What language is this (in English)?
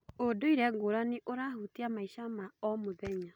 Kikuyu